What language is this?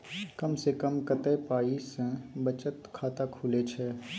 Maithili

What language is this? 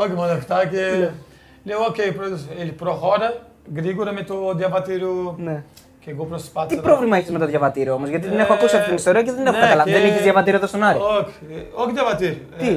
Greek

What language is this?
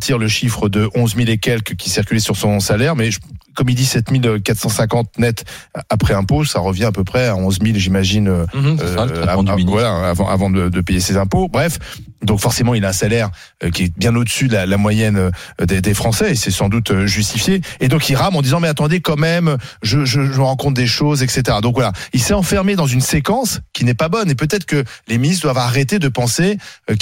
French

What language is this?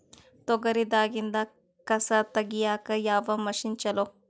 Kannada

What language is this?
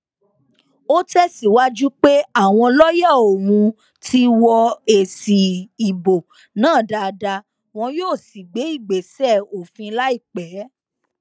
Yoruba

